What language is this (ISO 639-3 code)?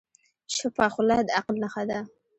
pus